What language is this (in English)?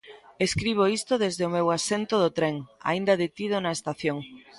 Galician